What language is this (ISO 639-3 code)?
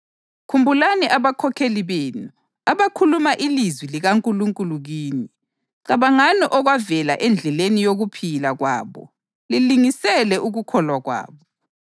nde